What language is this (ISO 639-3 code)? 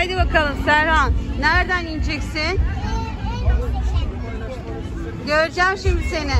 tur